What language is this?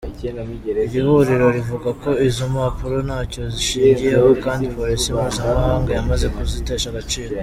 Kinyarwanda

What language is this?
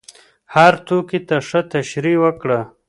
Pashto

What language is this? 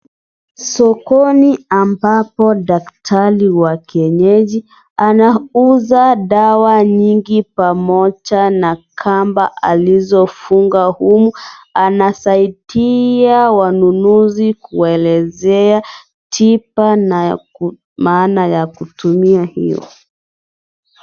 Swahili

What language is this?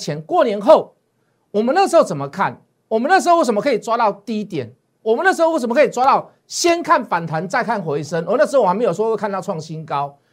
Chinese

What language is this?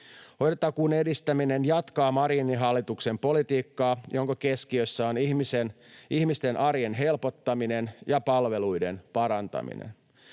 Finnish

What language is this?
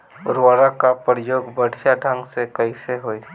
Bhojpuri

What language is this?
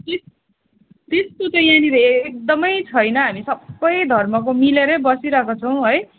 Nepali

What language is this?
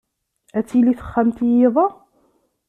Kabyle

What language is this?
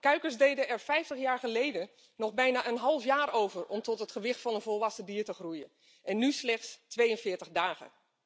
Dutch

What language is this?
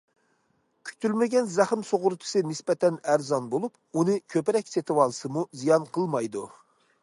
Uyghur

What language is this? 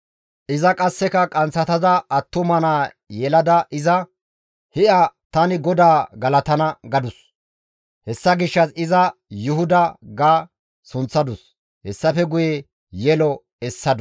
Gamo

